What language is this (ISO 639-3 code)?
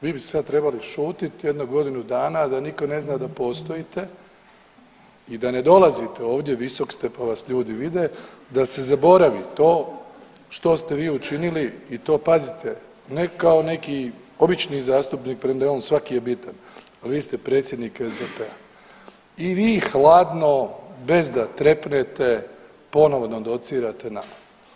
hrv